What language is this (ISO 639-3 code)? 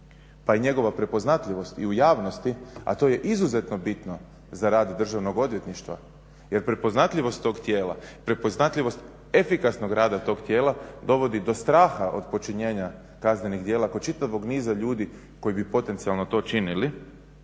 hrv